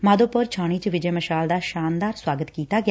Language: Punjabi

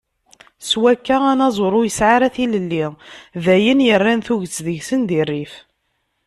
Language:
Kabyle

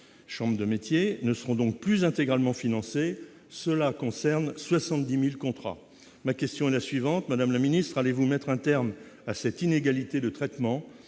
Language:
French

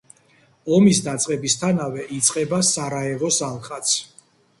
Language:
Georgian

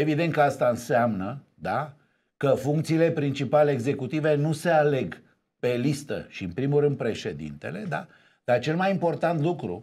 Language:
Romanian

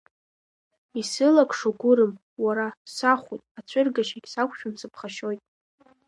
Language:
Abkhazian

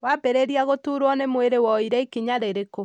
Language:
Kikuyu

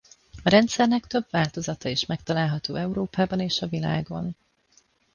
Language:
Hungarian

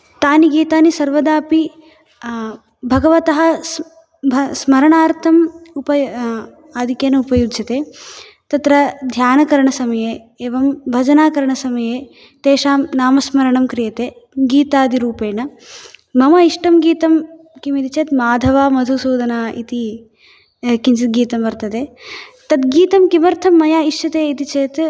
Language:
Sanskrit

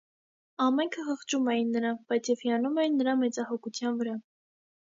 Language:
Armenian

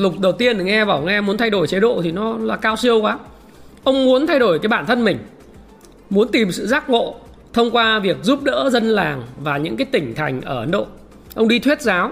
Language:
Vietnamese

